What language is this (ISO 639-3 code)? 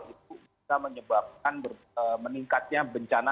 ind